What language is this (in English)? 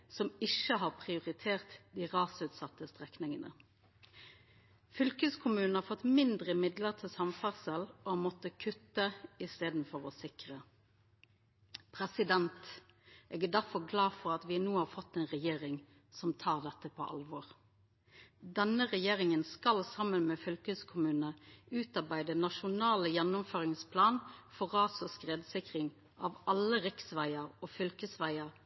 Norwegian Nynorsk